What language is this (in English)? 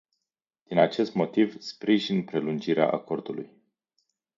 Romanian